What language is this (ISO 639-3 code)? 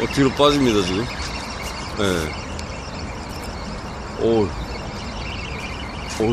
kor